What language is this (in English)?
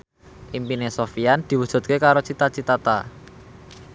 Javanese